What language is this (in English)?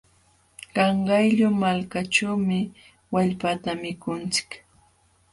Jauja Wanca Quechua